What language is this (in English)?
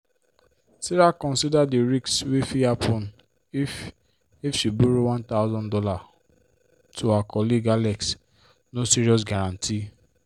Nigerian Pidgin